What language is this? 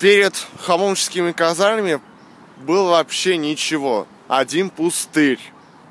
Russian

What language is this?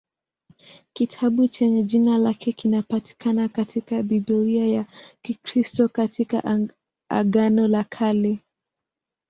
Swahili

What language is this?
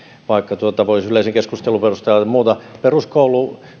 Finnish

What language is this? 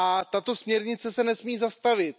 Czech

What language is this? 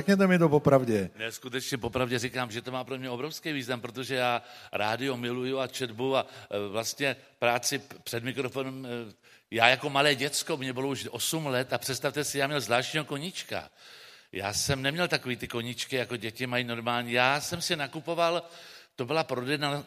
Czech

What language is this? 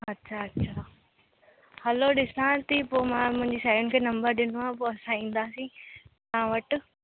Sindhi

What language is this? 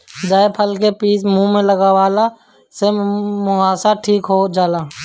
Bhojpuri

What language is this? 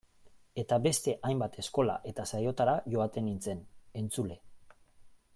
Basque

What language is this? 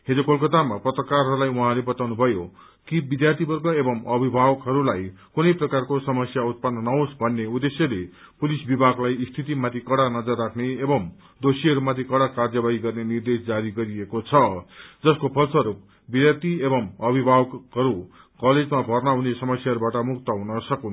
Nepali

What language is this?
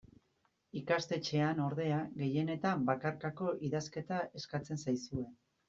Basque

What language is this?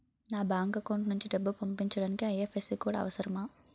Telugu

